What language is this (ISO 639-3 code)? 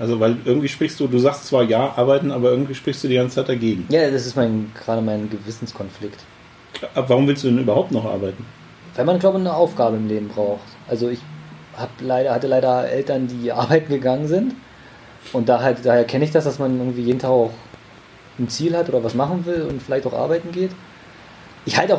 deu